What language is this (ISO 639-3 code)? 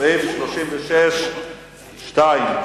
heb